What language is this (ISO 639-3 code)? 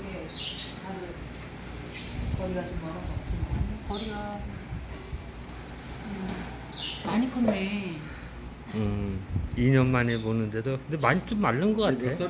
kor